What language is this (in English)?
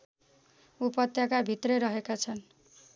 Nepali